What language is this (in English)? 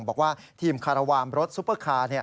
Thai